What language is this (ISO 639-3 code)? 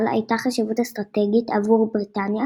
heb